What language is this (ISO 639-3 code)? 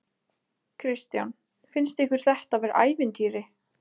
isl